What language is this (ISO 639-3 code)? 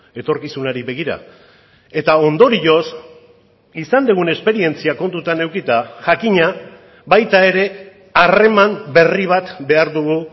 eus